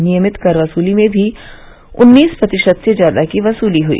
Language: Hindi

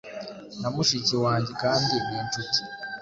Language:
Kinyarwanda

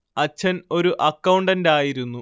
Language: Malayalam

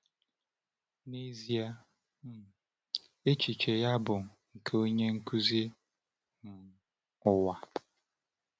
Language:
Igbo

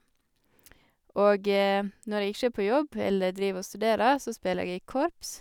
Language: Norwegian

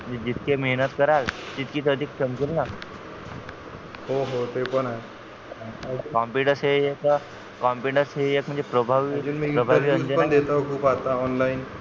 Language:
Marathi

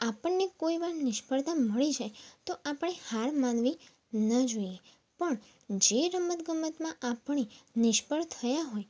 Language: Gujarati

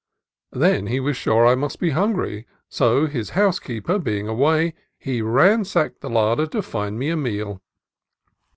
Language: English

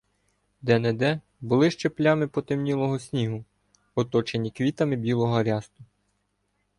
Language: Ukrainian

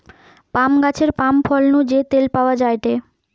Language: Bangla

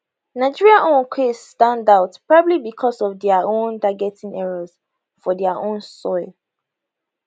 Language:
Nigerian Pidgin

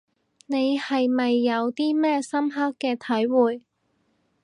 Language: Cantonese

